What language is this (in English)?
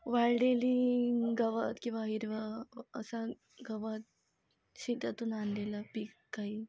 Marathi